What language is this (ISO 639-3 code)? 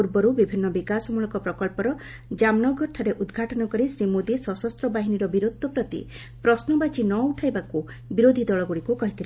ori